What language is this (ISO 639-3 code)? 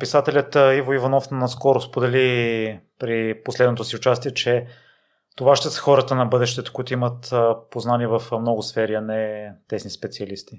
bul